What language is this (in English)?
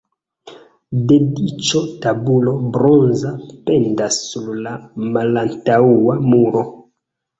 Esperanto